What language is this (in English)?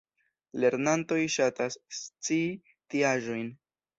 Esperanto